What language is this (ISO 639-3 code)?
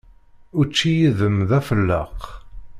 kab